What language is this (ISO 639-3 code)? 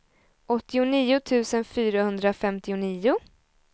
swe